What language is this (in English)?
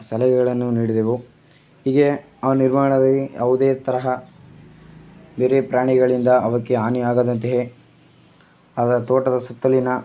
Kannada